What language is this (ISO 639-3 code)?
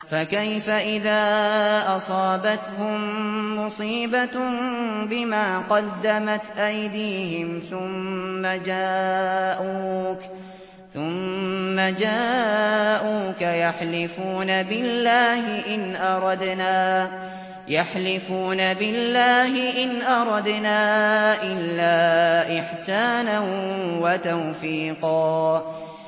ara